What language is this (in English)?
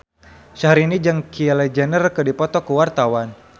Sundanese